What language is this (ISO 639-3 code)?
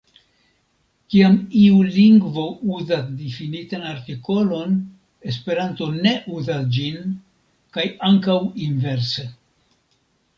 epo